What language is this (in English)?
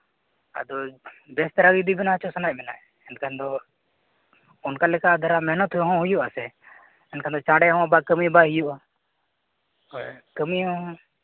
Santali